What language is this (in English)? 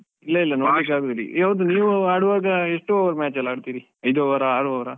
Kannada